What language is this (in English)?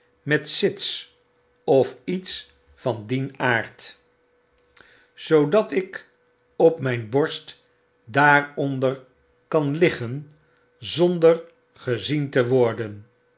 Dutch